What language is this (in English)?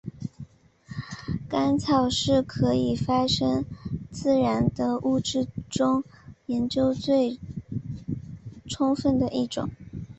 Chinese